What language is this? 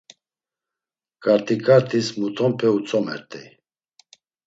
Laz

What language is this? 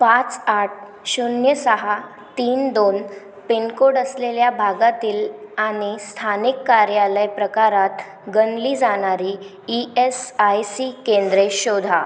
Marathi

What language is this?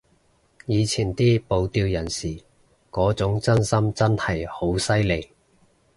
Cantonese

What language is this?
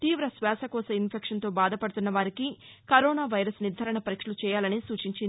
Telugu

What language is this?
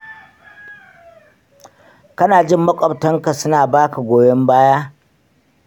Hausa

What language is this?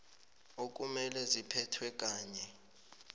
South Ndebele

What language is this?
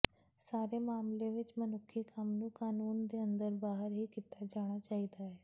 Punjabi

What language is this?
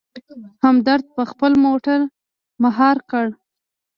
Pashto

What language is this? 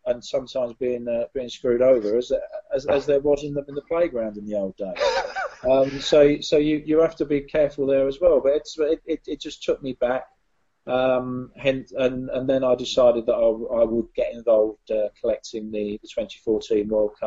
English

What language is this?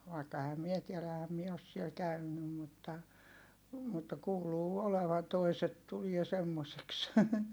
Finnish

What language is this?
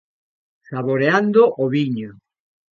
Galician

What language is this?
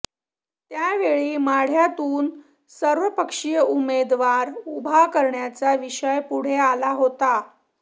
Marathi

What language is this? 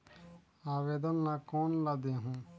Chhattisgarhi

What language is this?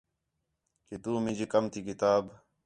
Khetrani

